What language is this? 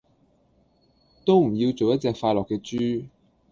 Cantonese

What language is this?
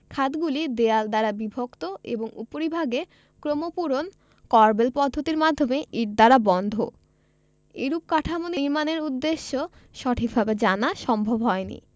Bangla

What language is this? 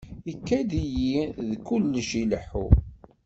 Kabyle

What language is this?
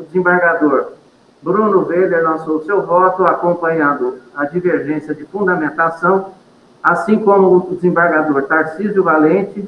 Portuguese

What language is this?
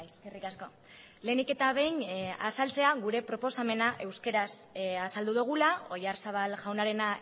Basque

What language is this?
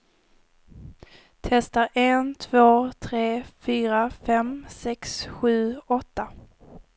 Swedish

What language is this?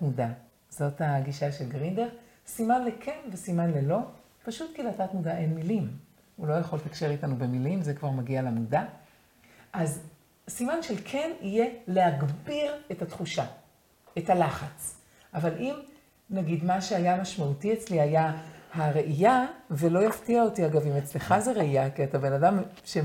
Hebrew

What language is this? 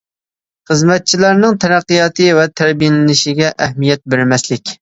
Uyghur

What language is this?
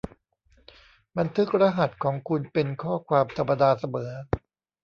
Thai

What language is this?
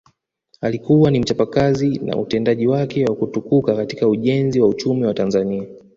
Swahili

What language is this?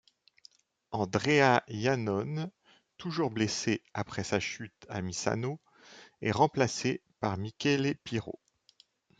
French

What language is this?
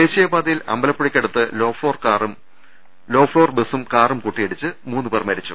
Malayalam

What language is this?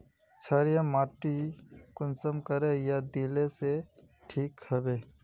Magahi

